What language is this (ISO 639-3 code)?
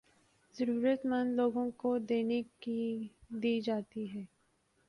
urd